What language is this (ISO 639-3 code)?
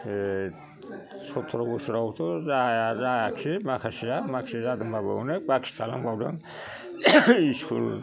brx